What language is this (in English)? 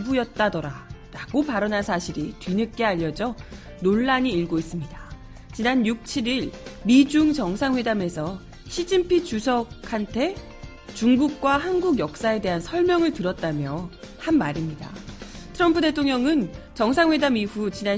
Korean